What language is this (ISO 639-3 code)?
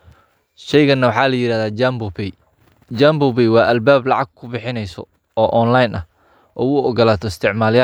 som